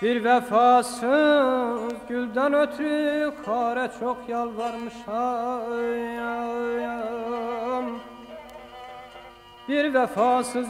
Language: Arabic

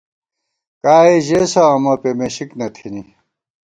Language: Gawar-Bati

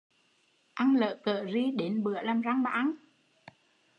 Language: Vietnamese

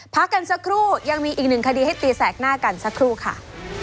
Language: Thai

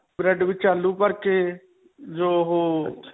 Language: Punjabi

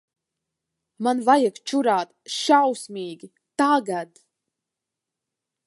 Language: Latvian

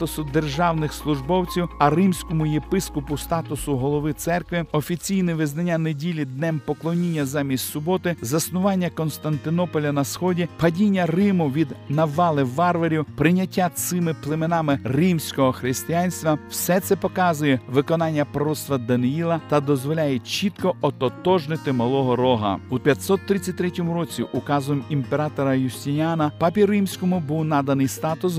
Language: Ukrainian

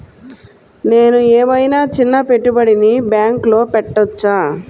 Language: Telugu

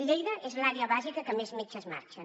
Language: Catalan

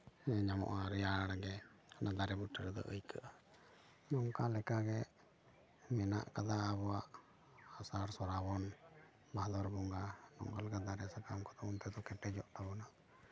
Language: Santali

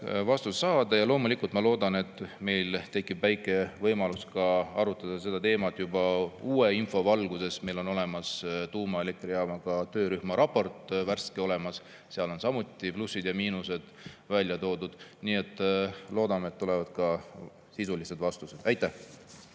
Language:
Estonian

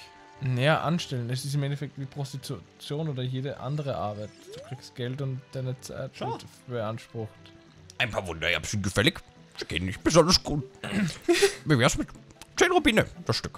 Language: German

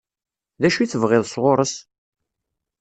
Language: Kabyle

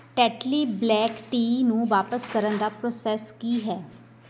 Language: Punjabi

